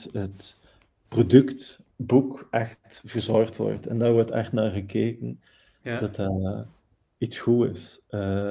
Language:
Dutch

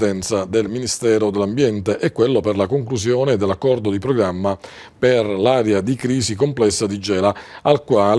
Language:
Italian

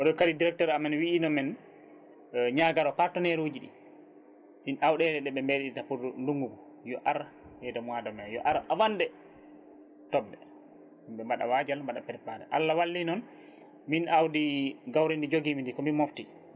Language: Fula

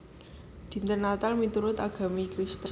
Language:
Javanese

